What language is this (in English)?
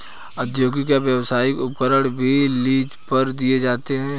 Hindi